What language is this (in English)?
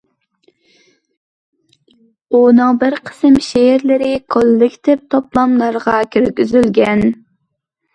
Uyghur